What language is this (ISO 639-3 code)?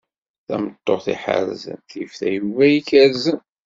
kab